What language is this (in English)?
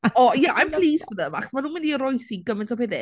Welsh